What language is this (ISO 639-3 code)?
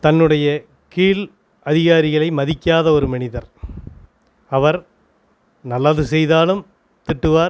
tam